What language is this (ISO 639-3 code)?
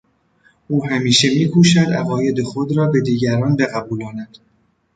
fas